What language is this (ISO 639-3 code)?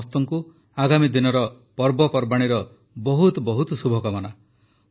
ori